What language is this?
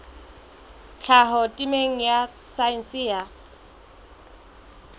Southern Sotho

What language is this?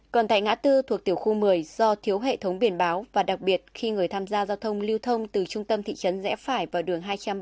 Vietnamese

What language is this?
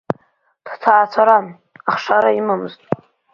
Abkhazian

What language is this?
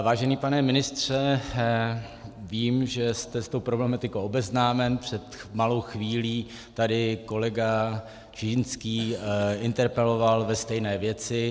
Czech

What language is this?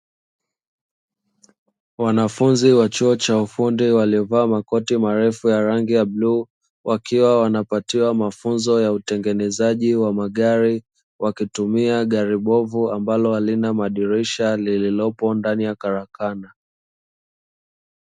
Swahili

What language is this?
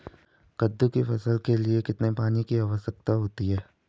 Hindi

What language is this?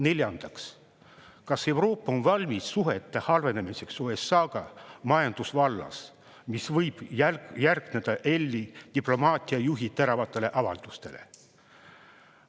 Estonian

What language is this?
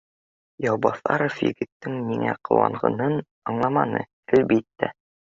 Bashkir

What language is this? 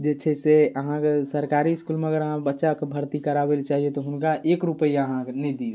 Maithili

